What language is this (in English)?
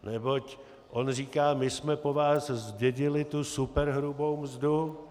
Czech